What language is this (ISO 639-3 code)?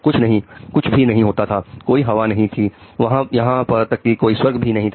hin